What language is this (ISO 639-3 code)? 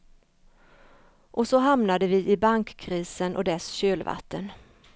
swe